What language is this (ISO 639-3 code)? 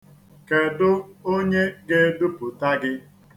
ibo